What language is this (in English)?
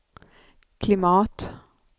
Swedish